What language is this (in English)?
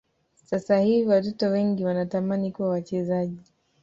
Swahili